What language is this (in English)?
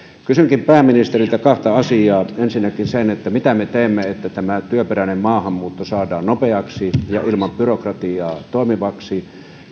Finnish